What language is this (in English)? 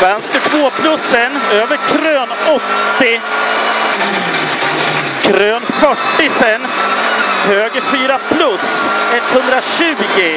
Swedish